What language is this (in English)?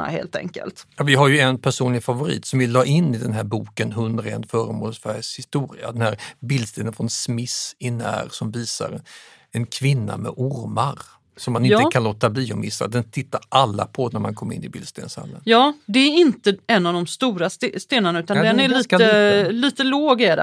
Swedish